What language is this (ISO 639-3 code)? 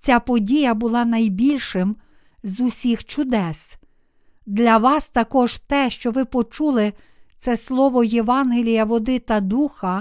ukr